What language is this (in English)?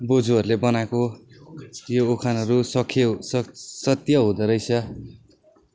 Nepali